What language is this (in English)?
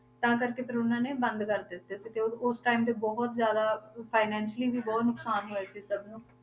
Punjabi